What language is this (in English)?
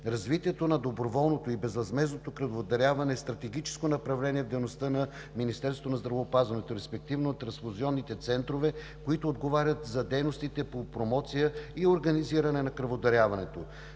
Bulgarian